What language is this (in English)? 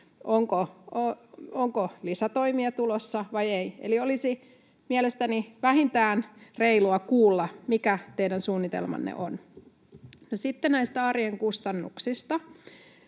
Finnish